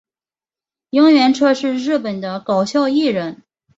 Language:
Chinese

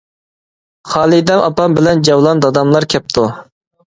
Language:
Uyghur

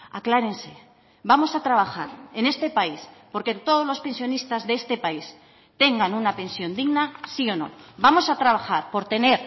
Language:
Spanish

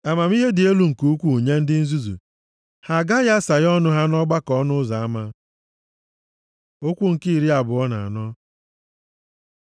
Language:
Igbo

